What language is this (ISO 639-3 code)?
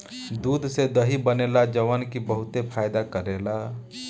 bho